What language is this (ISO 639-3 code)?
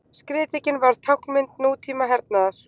isl